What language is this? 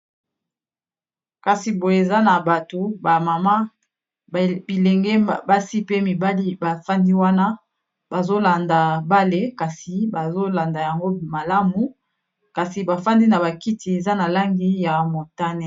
Lingala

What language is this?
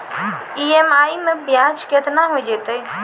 Maithili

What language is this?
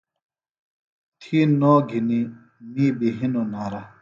Phalura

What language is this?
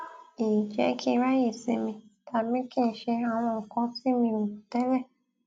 Yoruba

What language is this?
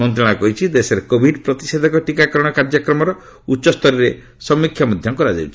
Odia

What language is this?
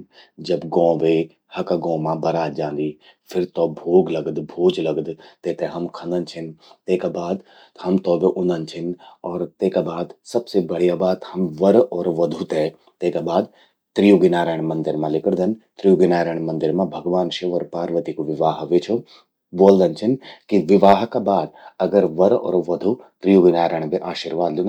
Garhwali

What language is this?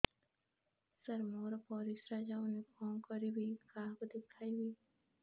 Odia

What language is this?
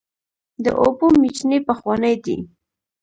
Pashto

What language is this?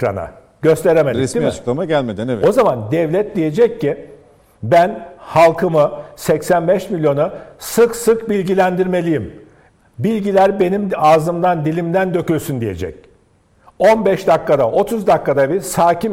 Turkish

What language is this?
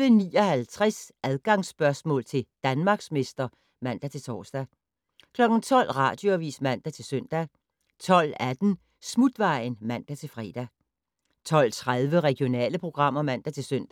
Danish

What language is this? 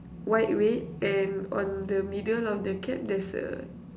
English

